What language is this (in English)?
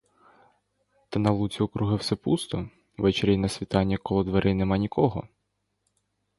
Ukrainian